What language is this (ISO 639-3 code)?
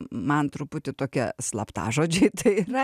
lit